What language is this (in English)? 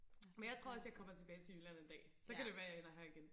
Danish